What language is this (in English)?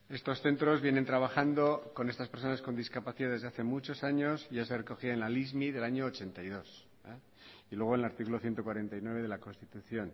Spanish